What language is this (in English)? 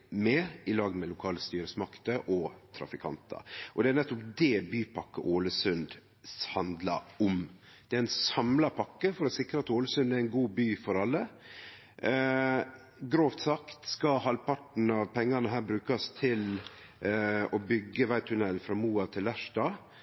Norwegian Nynorsk